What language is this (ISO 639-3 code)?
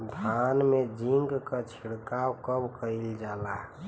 bho